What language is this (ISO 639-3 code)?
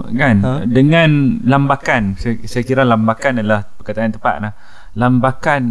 msa